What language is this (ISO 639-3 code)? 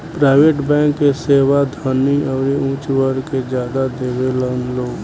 bho